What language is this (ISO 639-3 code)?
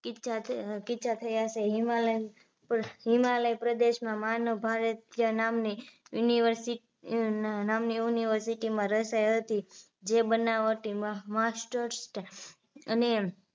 guj